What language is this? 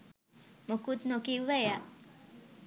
Sinhala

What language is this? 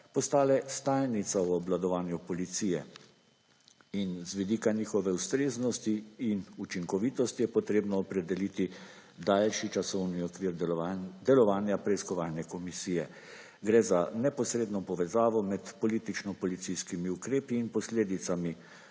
Slovenian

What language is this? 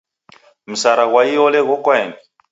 Taita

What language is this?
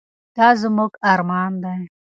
Pashto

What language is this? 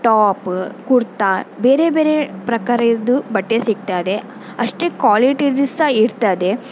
Kannada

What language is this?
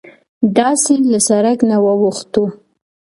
Pashto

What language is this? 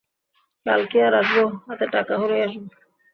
Bangla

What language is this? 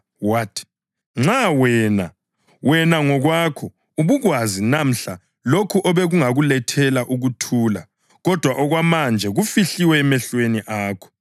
North Ndebele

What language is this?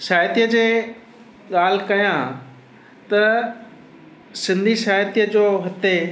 Sindhi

